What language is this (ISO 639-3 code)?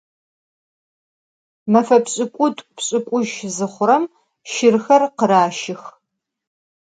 ady